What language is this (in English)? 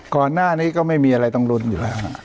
Thai